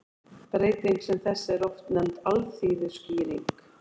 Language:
Icelandic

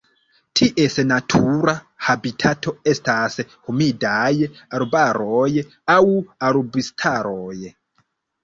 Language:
Esperanto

